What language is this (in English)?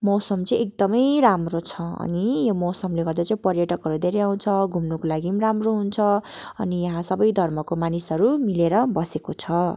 Nepali